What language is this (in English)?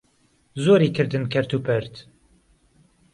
Central Kurdish